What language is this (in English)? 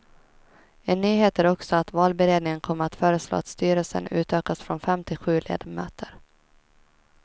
Swedish